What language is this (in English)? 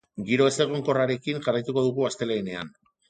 Basque